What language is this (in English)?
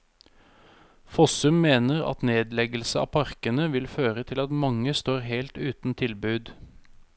Norwegian